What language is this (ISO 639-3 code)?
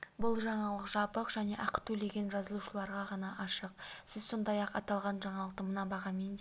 kaz